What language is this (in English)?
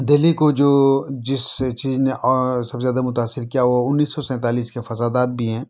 Urdu